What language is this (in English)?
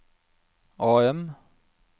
Norwegian